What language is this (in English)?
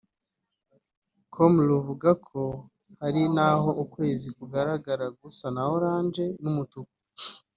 Kinyarwanda